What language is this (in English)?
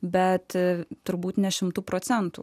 Lithuanian